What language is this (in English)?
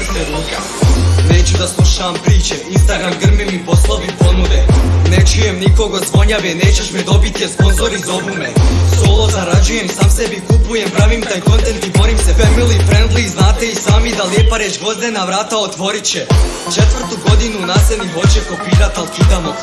Bosnian